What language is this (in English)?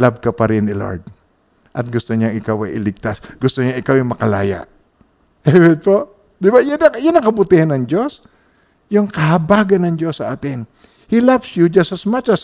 Filipino